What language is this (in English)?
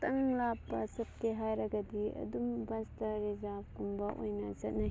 Manipuri